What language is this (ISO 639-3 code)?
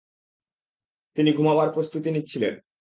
ben